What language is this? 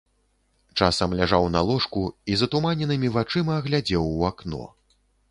Belarusian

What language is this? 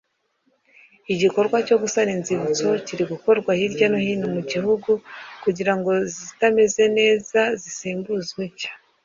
Kinyarwanda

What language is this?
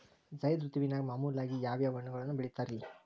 Kannada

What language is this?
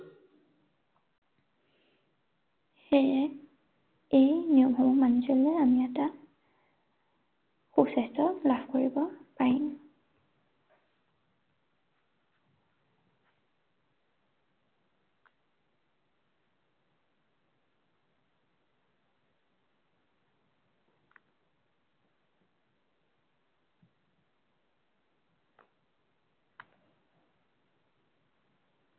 Assamese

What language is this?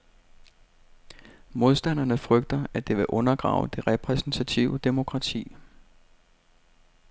Danish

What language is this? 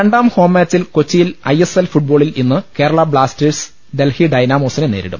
Malayalam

